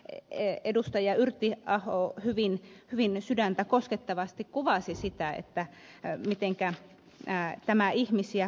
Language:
Finnish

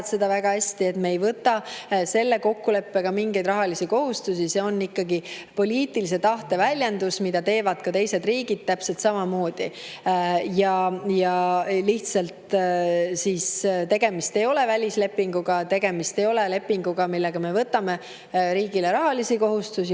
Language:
Estonian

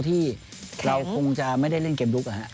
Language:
Thai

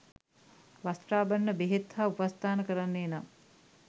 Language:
Sinhala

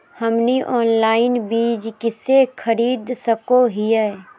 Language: Magahi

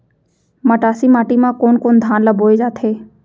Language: Chhattisgarhi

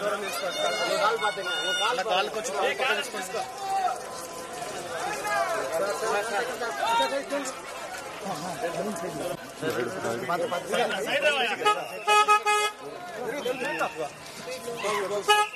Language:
Telugu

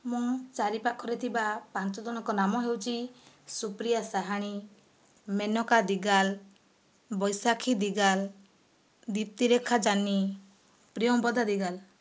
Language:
Odia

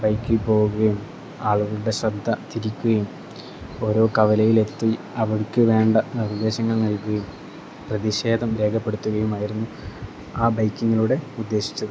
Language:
Malayalam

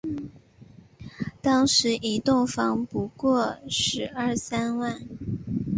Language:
Chinese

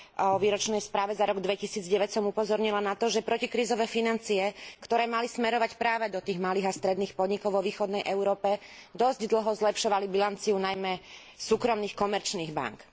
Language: Slovak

